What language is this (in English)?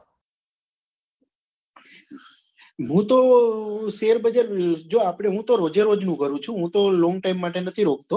Gujarati